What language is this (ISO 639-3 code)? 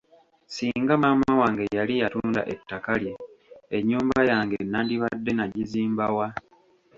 lug